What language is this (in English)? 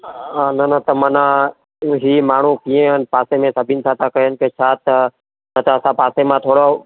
Sindhi